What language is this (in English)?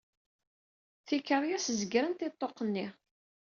Kabyle